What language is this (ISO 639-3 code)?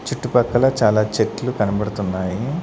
tel